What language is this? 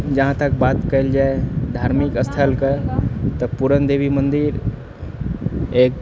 Maithili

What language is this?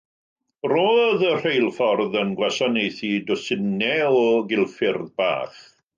Welsh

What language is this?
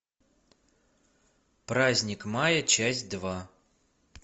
Russian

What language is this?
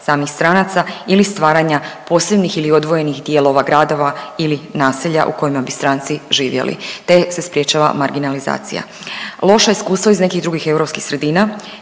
Croatian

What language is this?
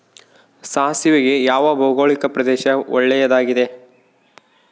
Kannada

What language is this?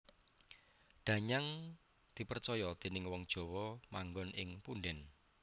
Javanese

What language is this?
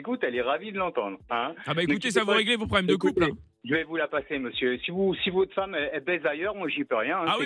French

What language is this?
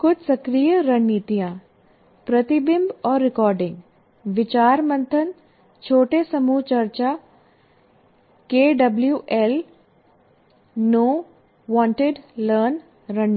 Hindi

